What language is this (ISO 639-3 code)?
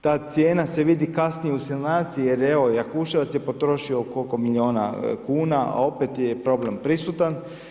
hrv